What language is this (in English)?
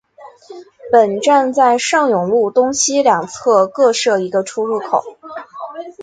Chinese